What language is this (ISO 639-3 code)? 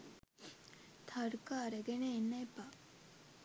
sin